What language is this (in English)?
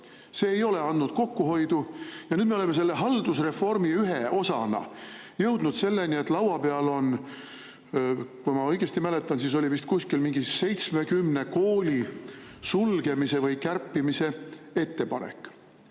Estonian